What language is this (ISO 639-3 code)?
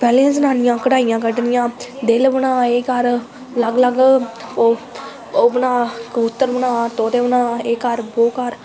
doi